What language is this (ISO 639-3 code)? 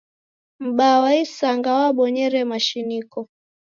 dav